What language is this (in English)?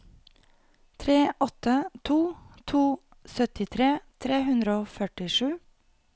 Norwegian